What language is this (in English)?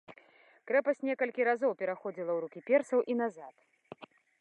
Belarusian